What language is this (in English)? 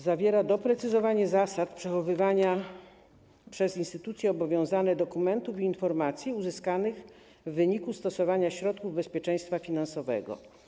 Polish